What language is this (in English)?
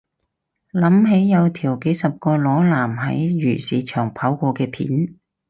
Cantonese